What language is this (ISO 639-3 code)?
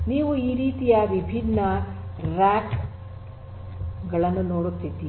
kan